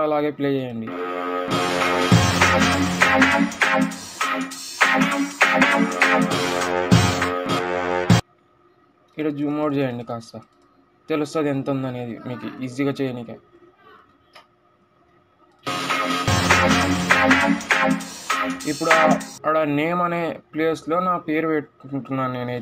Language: Hindi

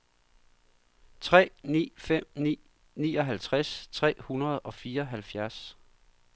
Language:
Danish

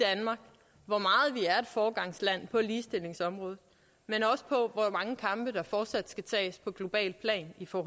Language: Danish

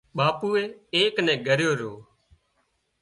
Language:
Wadiyara Koli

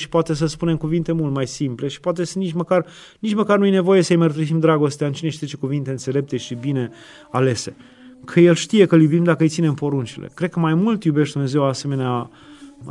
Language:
Romanian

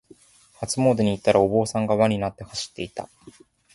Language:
Japanese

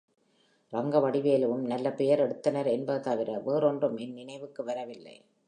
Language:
Tamil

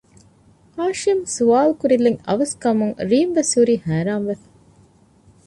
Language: Divehi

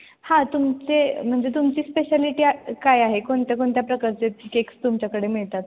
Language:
Marathi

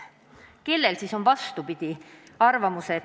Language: Estonian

